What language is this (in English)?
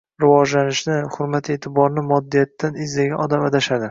Uzbek